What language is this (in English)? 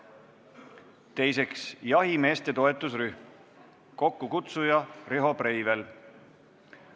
Estonian